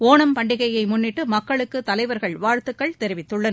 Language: Tamil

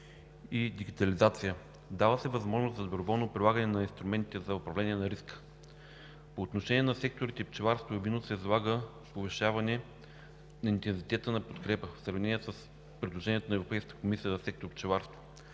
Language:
Bulgarian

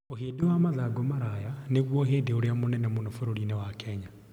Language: Kikuyu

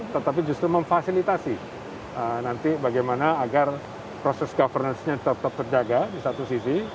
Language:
Indonesian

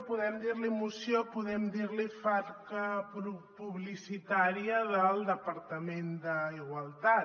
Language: Catalan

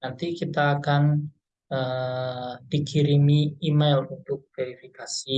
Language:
Indonesian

